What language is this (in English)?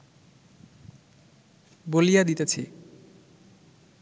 Bangla